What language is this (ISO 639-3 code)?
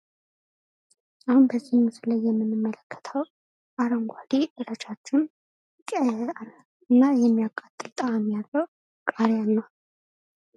amh